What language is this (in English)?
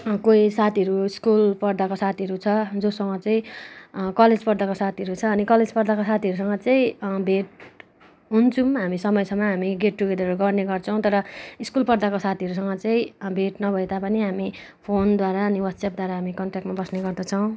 Nepali